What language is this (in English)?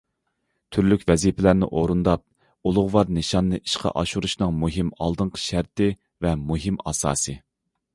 Uyghur